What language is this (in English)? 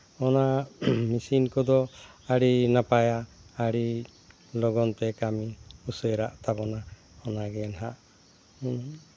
Santali